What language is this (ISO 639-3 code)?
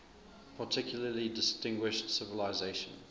eng